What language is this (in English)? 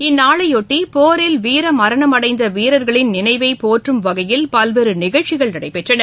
Tamil